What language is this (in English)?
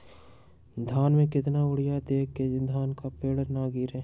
Magahi